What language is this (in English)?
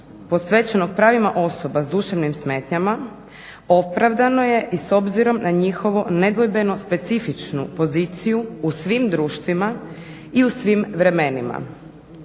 Croatian